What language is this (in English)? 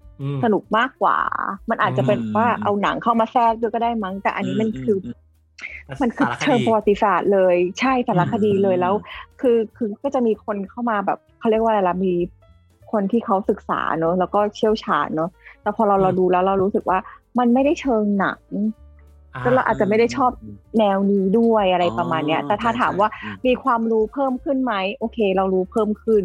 Thai